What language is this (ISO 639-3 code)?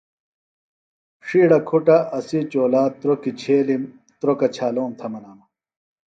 phl